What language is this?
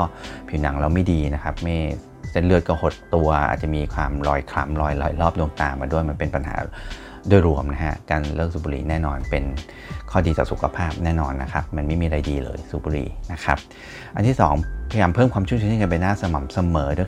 Thai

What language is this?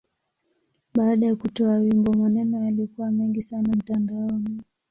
Swahili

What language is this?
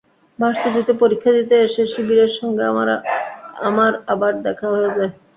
Bangla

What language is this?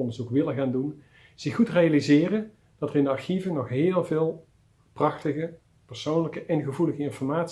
Dutch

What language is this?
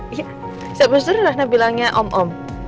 Indonesian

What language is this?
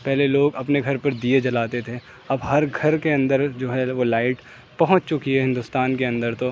Urdu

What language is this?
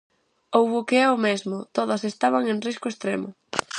Galician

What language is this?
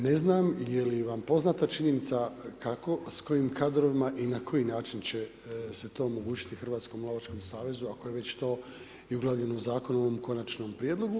Croatian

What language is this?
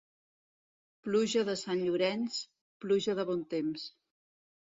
Catalan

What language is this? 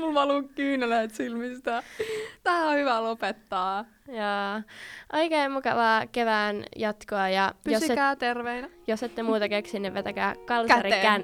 Finnish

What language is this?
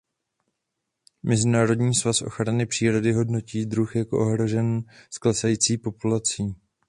Czech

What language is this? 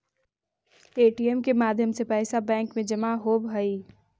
Magahi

